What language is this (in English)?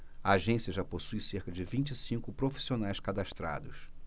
Portuguese